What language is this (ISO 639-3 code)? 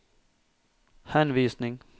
nor